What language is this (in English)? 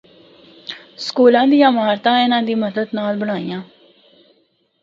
Northern Hindko